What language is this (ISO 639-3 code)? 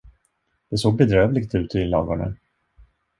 swe